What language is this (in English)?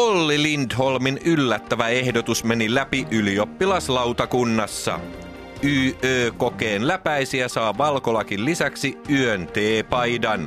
Finnish